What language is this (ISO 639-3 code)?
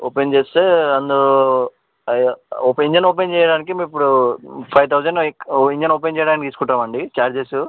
tel